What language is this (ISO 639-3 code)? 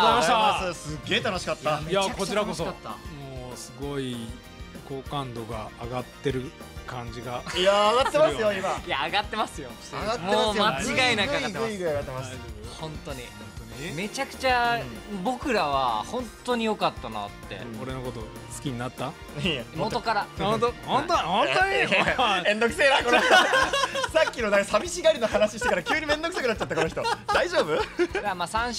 jpn